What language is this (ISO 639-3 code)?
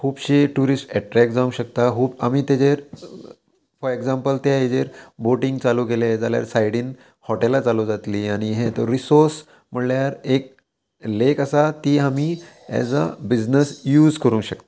kok